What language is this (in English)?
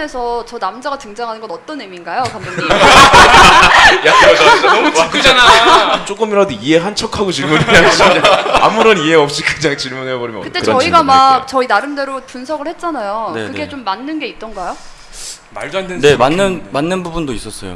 Korean